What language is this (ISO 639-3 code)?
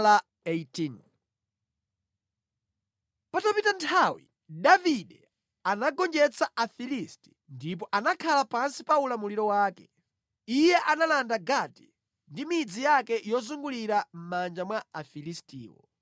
nya